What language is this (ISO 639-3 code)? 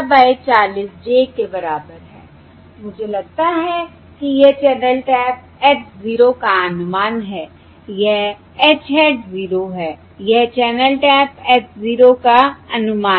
hin